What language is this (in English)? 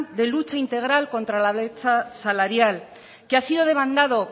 Spanish